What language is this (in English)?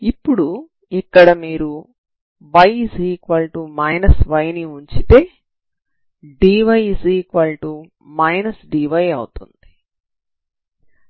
Telugu